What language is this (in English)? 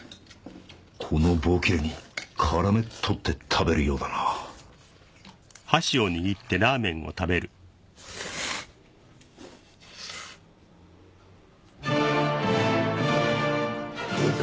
Japanese